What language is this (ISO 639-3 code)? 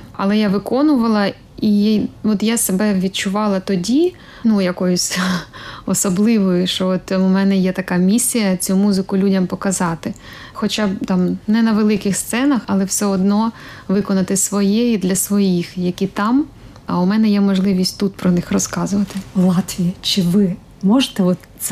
ukr